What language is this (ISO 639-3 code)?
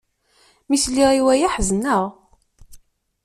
kab